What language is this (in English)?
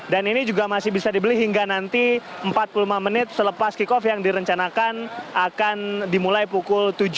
Indonesian